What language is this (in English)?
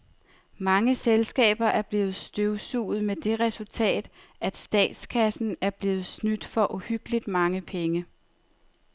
Danish